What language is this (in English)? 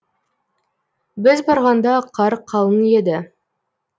Kazakh